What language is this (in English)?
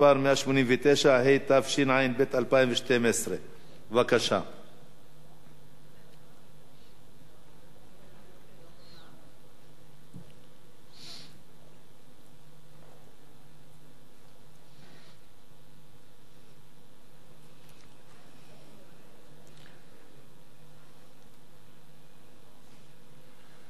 Hebrew